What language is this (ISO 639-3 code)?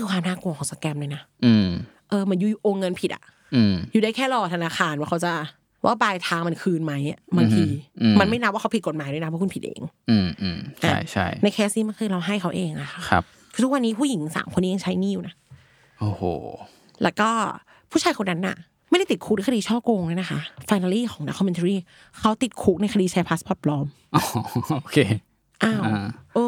tha